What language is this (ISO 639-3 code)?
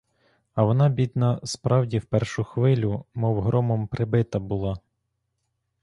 ukr